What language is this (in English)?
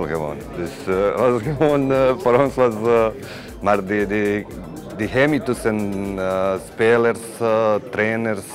Dutch